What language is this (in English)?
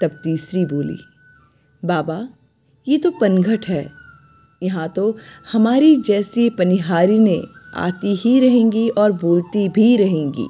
Hindi